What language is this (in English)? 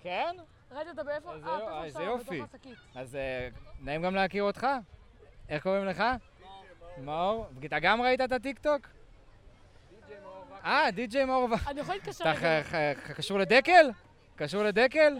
Hebrew